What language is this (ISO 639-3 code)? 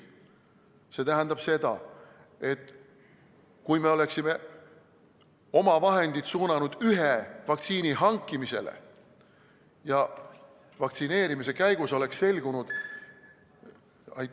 est